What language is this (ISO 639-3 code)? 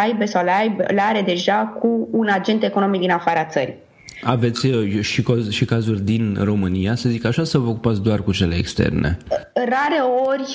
ron